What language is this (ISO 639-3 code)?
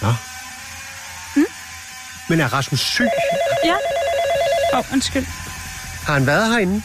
dan